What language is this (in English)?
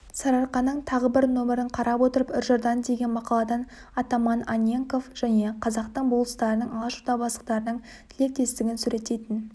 Kazakh